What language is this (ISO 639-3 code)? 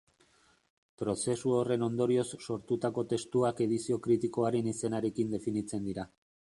eus